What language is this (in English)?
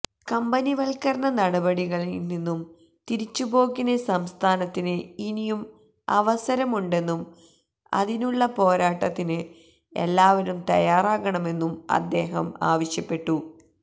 Malayalam